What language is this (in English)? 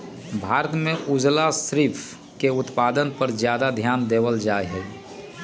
Magahi